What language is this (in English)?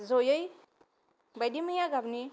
Bodo